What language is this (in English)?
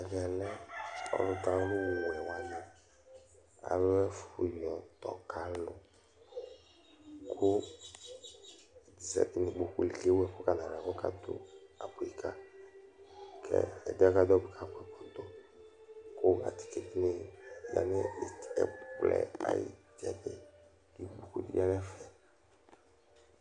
Ikposo